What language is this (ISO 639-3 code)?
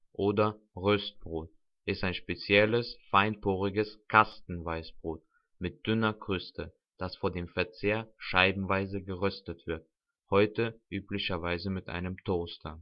deu